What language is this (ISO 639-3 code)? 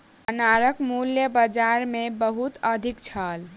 mai